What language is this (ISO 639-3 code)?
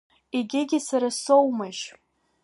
abk